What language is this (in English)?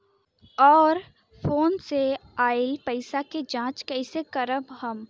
Bhojpuri